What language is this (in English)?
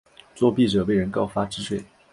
Chinese